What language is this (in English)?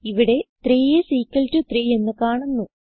Malayalam